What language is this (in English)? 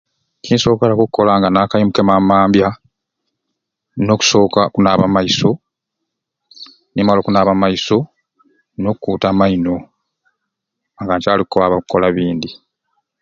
Ruuli